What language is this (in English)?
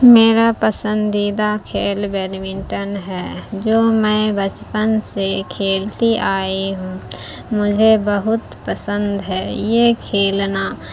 Urdu